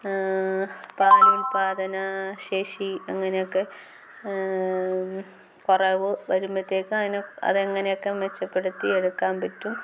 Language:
Malayalam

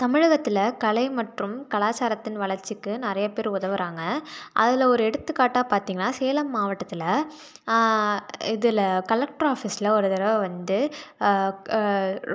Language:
Tamil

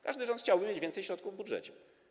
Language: Polish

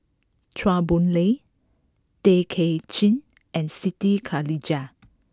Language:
English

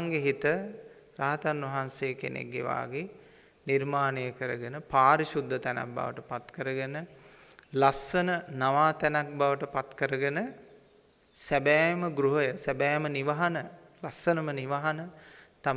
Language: Sinhala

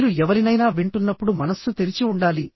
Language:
Telugu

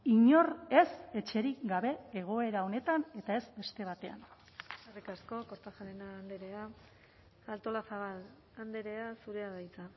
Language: Basque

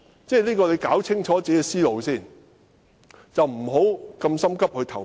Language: Cantonese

